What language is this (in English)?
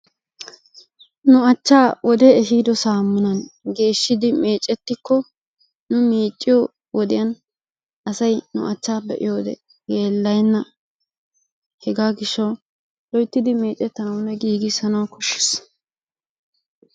Wolaytta